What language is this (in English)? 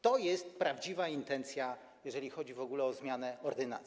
Polish